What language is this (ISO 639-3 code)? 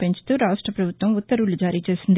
tel